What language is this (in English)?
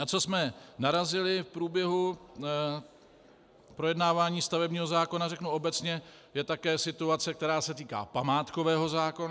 Czech